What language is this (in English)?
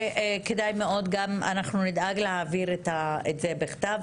Hebrew